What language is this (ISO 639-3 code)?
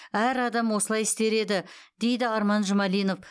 kaz